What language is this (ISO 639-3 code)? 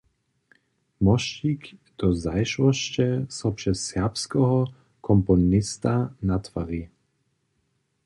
hsb